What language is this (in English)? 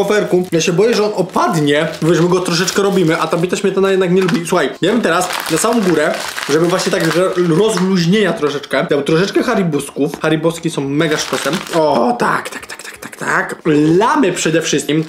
Polish